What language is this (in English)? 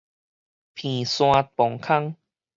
Min Nan Chinese